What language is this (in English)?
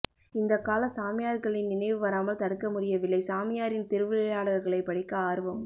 Tamil